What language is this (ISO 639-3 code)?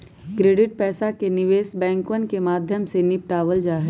mag